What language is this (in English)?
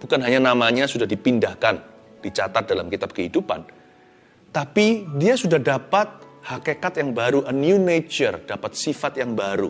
Indonesian